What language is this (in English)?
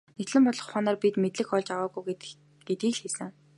Mongolian